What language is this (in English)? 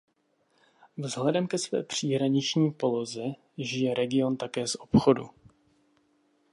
Czech